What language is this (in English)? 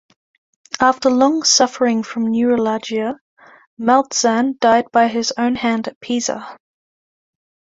English